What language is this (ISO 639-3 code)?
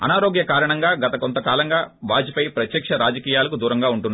tel